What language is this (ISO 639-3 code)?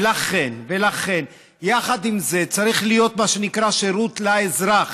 heb